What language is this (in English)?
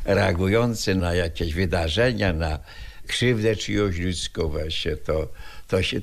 Polish